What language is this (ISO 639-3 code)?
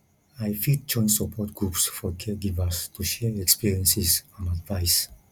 pcm